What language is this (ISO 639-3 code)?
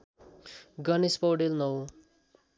nep